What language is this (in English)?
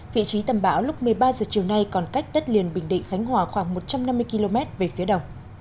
Vietnamese